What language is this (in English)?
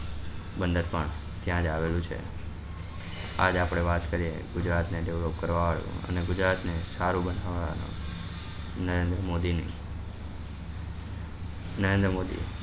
Gujarati